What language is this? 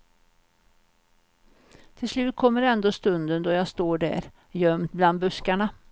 Swedish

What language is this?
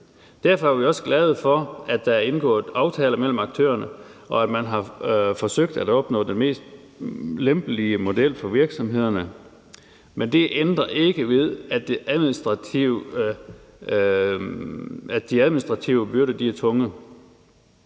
Danish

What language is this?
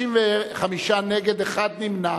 Hebrew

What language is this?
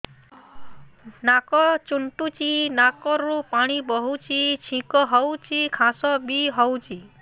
Odia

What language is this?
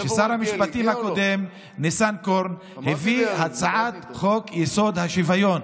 Hebrew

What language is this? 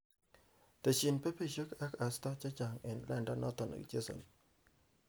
Kalenjin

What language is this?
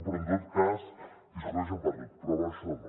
Catalan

